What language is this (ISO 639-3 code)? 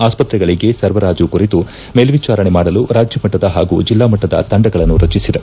kan